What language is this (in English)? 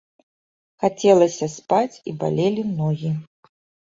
Belarusian